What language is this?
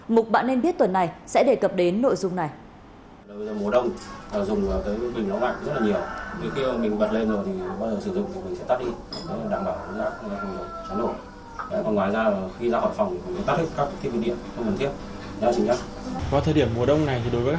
Vietnamese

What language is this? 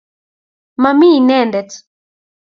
Kalenjin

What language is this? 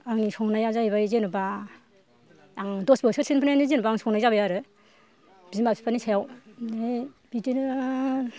Bodo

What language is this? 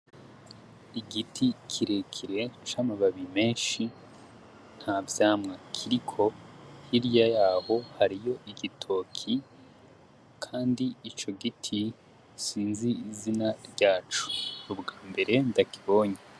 Rundi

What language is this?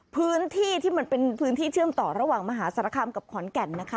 Thai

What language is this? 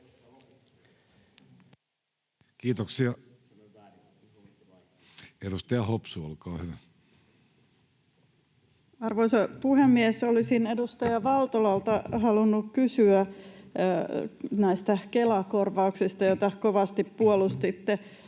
Finnish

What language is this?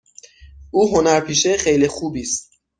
Persian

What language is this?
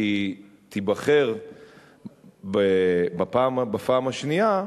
Hebrew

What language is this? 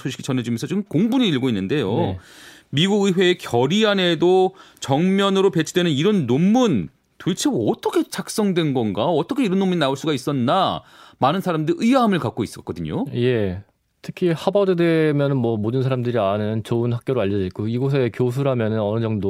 Korean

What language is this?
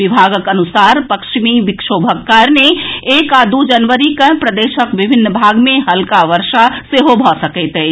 Maithili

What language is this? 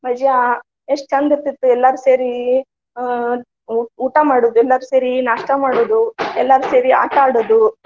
Kannada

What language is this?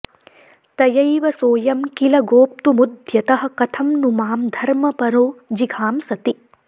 Sanskrit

